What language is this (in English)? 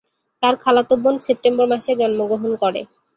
Bangla